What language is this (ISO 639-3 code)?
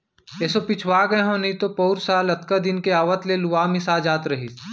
hne